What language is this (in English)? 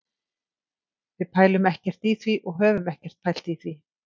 Icelandic